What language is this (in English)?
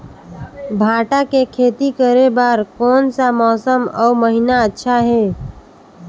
Chhattisgarhi